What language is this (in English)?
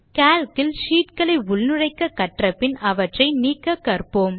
Tamil